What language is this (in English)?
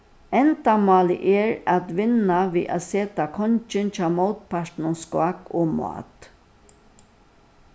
Faroese